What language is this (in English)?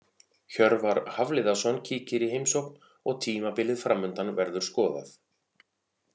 Icelandic